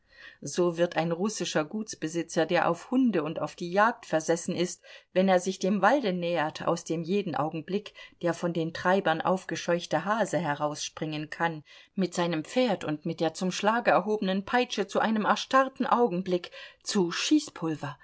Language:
German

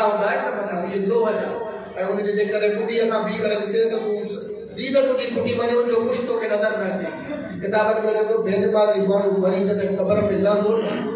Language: Indonesian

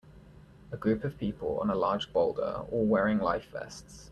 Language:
English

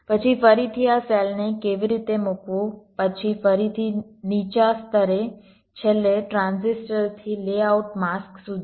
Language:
Gujarati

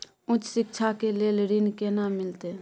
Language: Maithili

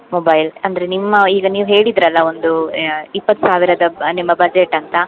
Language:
Kannada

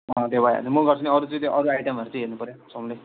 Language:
Nepali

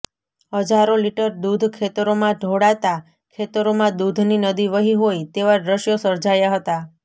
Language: Gujarati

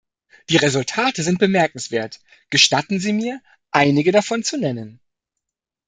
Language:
German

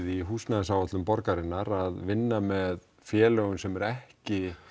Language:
Icelandic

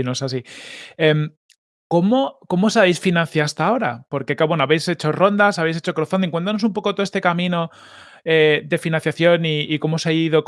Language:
Spanish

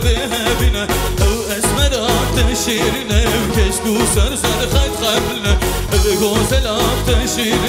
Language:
Arabic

